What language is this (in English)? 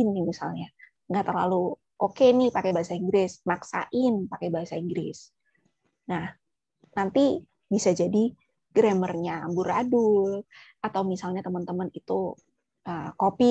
Indonesian